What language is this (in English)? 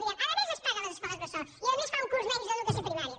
Catalan